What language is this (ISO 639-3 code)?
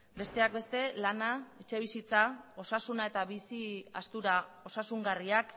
eus